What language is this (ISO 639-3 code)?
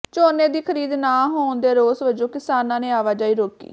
pan